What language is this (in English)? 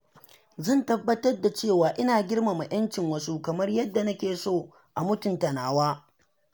Hausa